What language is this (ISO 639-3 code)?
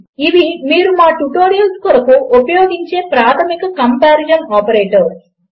tel